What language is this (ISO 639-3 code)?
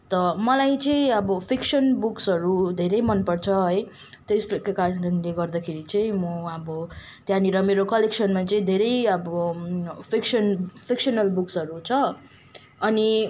nep